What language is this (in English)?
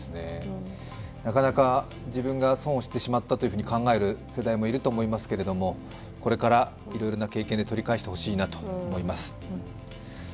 Japanese